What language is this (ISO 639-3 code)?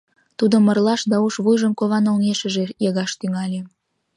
chm